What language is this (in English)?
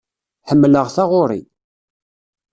Kabyle